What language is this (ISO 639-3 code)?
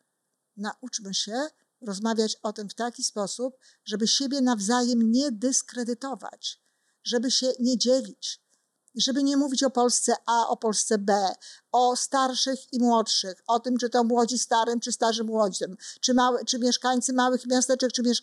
pol